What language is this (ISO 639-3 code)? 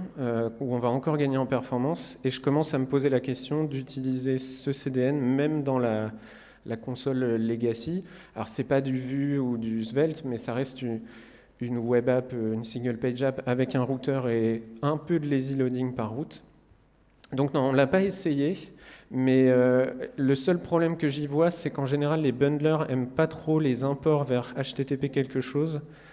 fra